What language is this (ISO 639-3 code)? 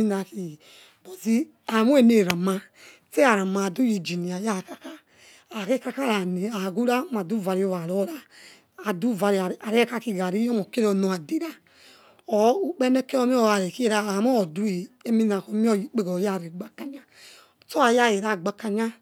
ets